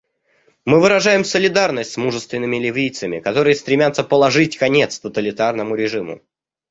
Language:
Russian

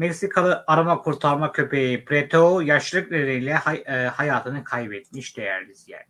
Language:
Turkish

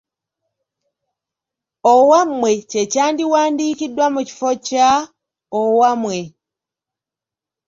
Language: Ganda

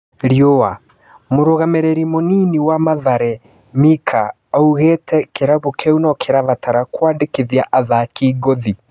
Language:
Kikuyu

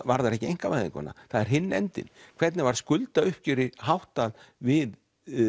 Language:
Icelandic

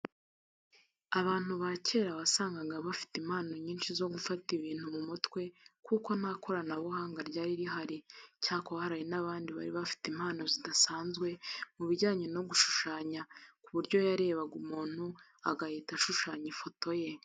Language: Kinyarwanda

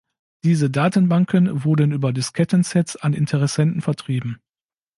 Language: German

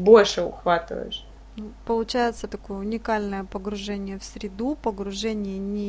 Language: Russian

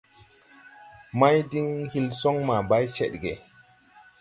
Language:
Tupuri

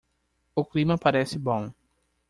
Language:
Portuguese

